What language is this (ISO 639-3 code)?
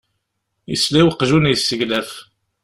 kab